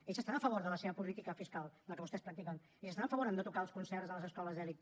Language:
Catalan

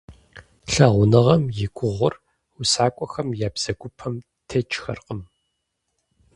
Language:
Kabardian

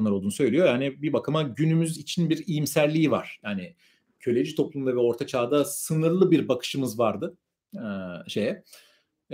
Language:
Turkish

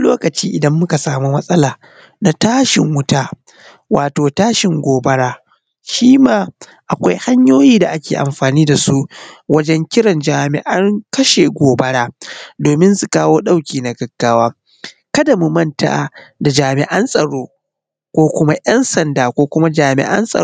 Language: Hausa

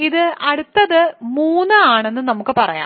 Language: Malayalam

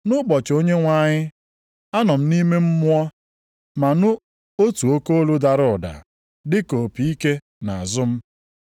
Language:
Igbo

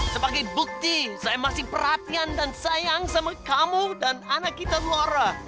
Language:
Indonesian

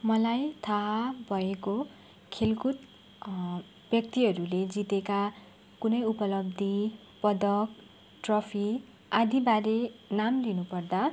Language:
Nepali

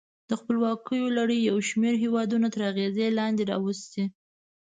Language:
Pashto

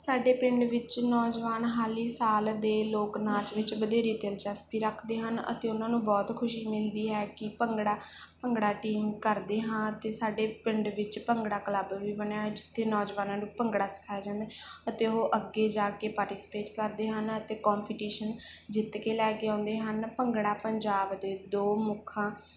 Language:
Punjabi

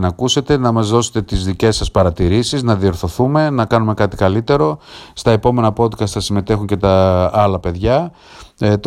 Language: Greek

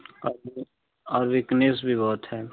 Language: Hindi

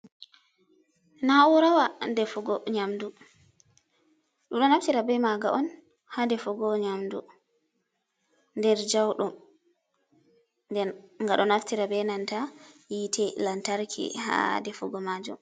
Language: Fula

